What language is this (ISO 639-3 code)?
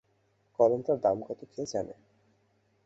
ben